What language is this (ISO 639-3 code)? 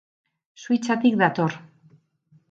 eus